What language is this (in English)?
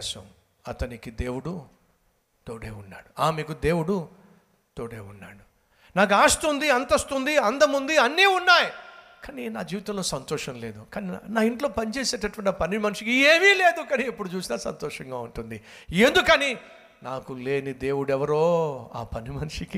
Telugu